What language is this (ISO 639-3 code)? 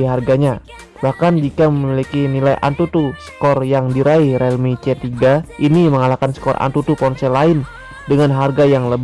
ind